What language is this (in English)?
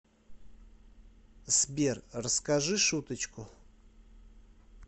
Russian